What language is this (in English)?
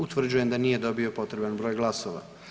Croatian